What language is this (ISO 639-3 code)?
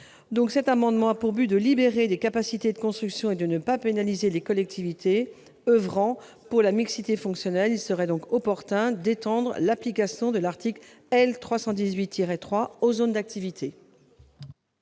fra